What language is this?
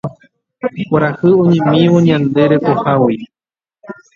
Guarani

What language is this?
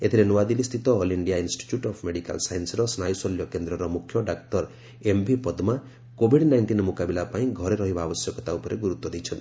Odia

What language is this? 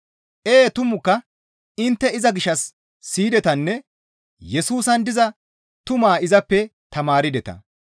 Gamo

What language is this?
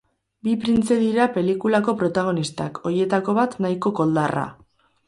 Basque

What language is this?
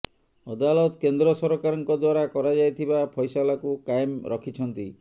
Odia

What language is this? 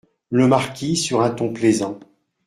French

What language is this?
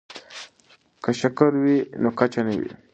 Pashto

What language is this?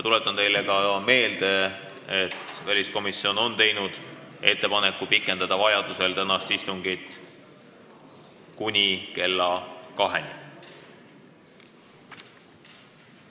Estonian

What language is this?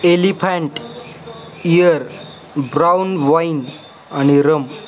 Marathi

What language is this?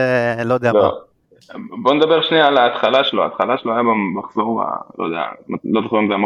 Hebrew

